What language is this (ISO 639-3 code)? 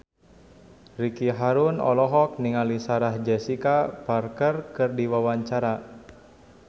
sun